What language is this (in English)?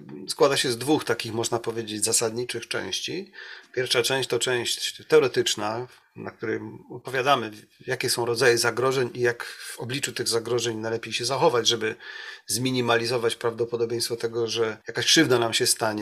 Polish